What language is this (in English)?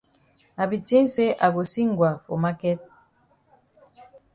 Cameroon Pidgin